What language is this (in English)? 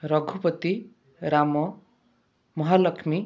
Odia